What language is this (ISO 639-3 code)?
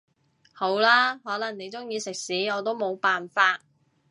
yue